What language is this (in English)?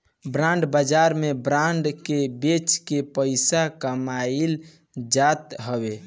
Bhojpuri